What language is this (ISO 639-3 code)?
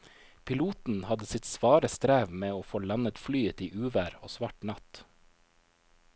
nor